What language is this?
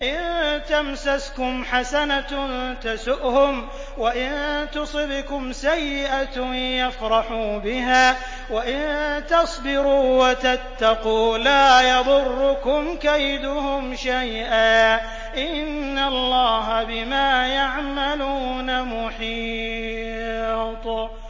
Arabic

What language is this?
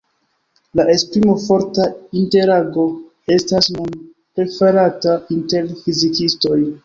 Esperanto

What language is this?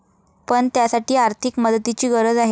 Marathi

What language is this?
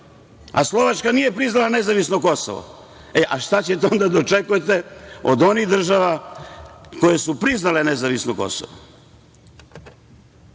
Serbian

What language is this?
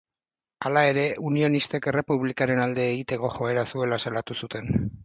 Basque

